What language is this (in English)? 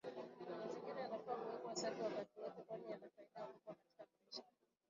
Swahili